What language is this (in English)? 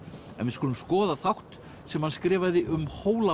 Icelandic